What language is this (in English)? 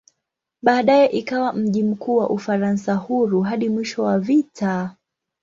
Swahili